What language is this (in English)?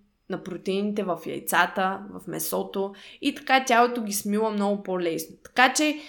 Bulgarian